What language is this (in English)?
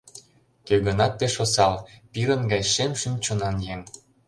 Mari